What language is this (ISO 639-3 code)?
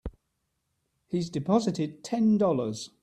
eng